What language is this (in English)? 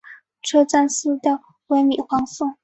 Chinese